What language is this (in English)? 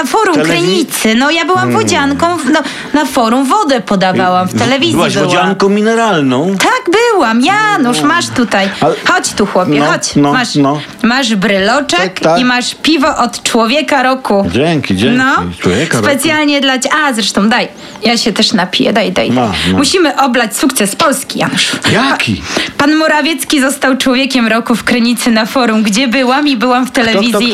Polish